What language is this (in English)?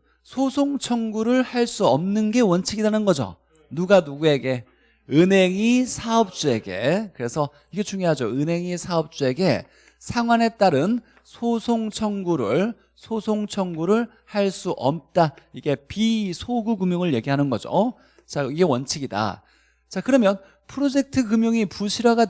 Korean